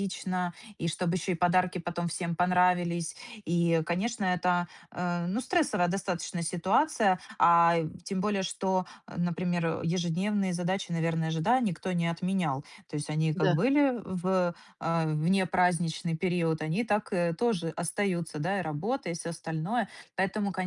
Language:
Russian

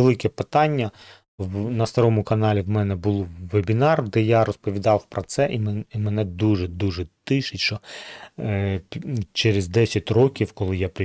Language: Ukrainian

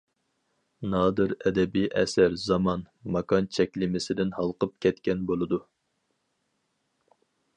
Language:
Uyghur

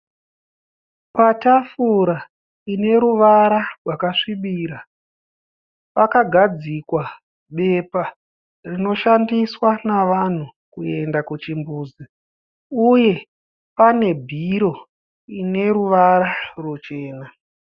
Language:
Shona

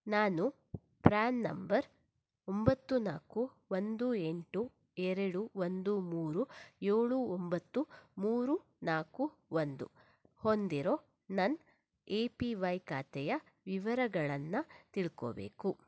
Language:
Kannada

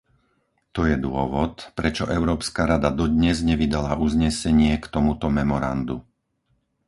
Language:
Slovak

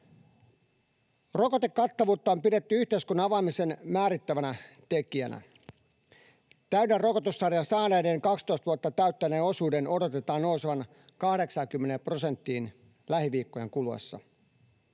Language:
Finnish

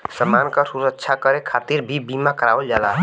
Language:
Bhojpuri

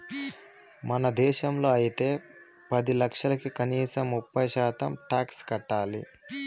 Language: Telugu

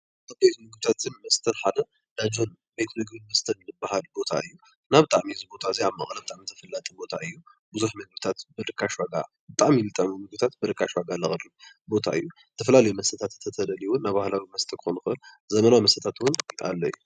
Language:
Tigrinya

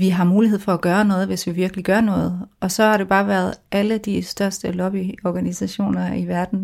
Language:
Danish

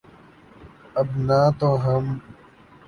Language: Urdu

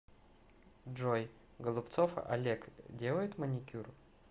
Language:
Russian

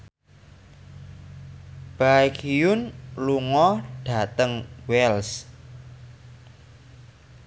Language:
Javanese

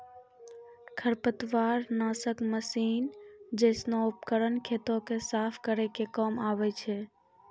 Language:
Maithili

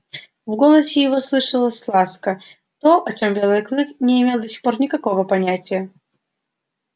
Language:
Russian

